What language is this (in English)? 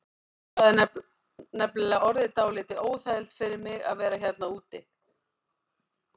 Icelandic